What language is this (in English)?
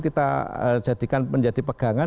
Indonesian